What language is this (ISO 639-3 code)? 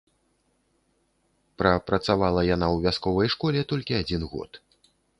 bel